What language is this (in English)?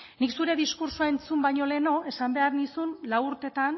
Basque